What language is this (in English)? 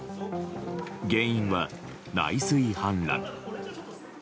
Japanese